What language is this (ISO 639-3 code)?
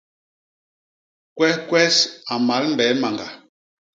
bas